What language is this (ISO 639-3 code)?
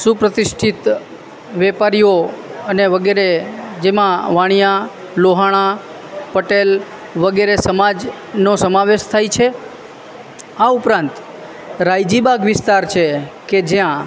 guj